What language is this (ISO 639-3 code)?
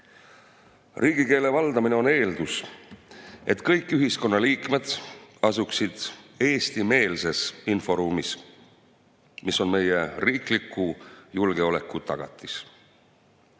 est